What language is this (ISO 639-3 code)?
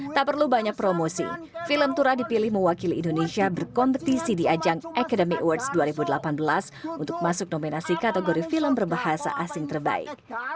ind